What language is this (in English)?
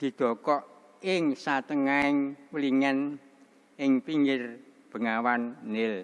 Javanese